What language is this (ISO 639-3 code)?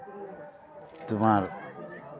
sat